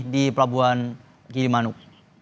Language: Indonesian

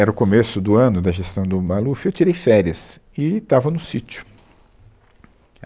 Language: Portuguese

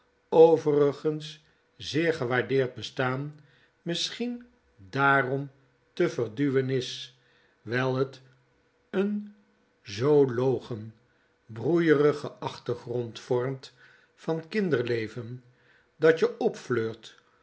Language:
Dutch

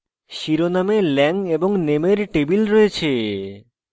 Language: Bangla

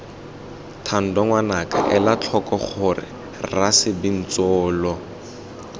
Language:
Tswana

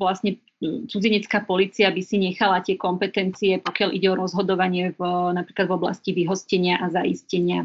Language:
Slovak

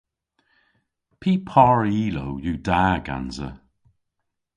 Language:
Cornish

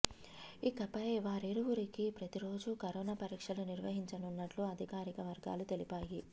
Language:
Telugu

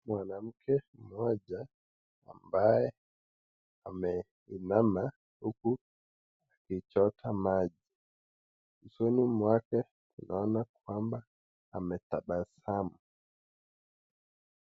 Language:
Swahili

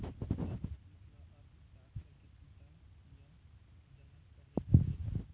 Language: Chhattisgarhi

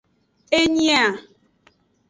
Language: Aja (Benin)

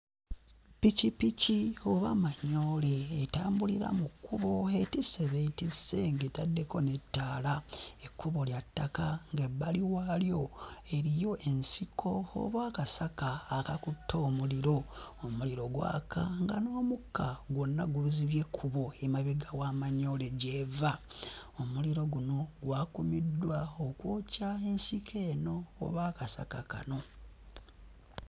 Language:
Ganda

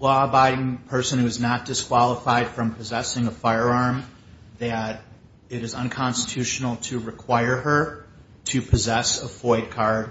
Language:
English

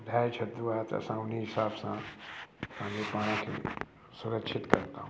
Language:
Sindhi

